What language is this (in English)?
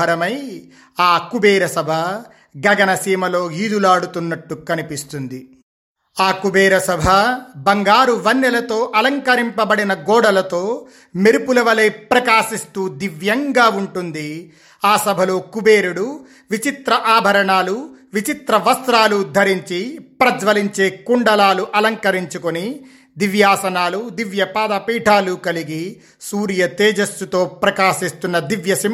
Telugu